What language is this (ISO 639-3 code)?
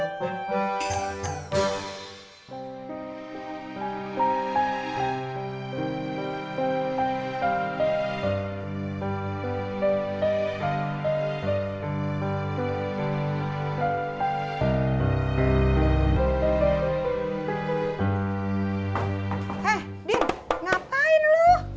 ind